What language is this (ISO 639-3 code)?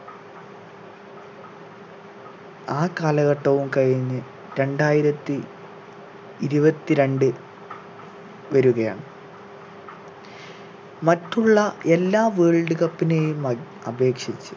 mal